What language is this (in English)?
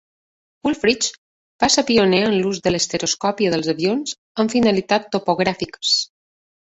Catalan